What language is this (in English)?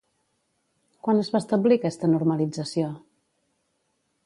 Catalan